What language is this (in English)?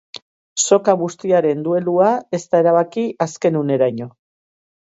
Basque